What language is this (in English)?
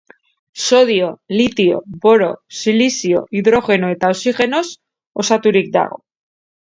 Basque